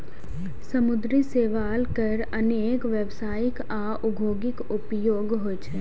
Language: Maithili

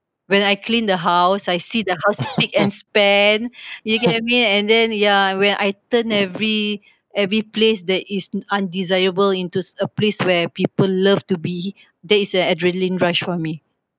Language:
English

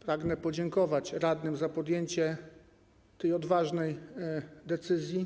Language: Polish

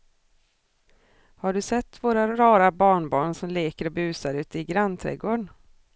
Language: Swedish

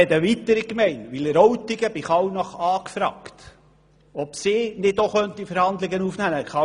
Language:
Swiss German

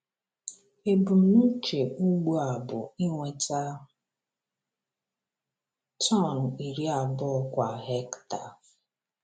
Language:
Igbo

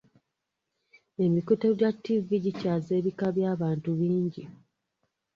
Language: Ganda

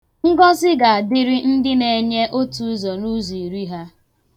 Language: Igbo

